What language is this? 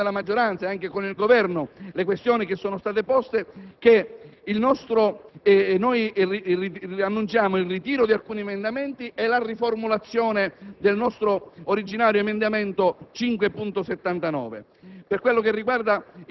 Italian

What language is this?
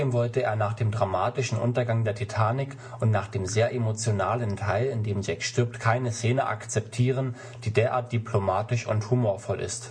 German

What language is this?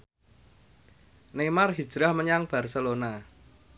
Javanese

